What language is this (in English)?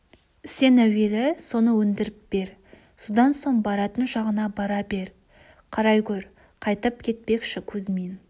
Kazakh